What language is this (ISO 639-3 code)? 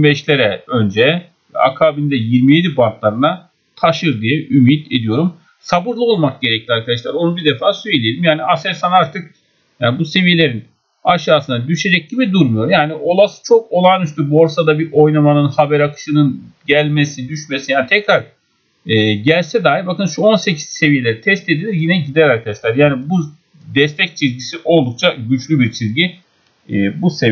tur